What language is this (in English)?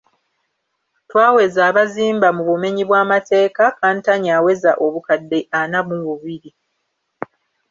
Ganda